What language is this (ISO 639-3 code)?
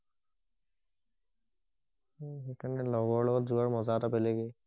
asm